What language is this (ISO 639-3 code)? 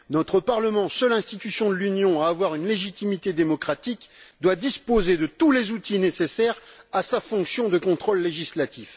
fra